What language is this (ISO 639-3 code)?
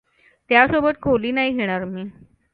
mar